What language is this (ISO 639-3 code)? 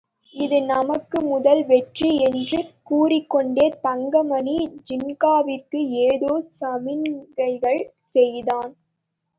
tam